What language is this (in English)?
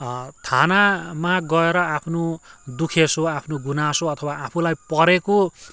Nepali